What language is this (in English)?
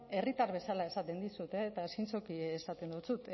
Basque